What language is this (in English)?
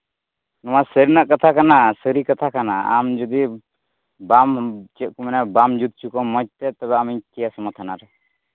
Santali